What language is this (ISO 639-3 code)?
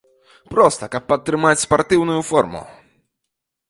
bel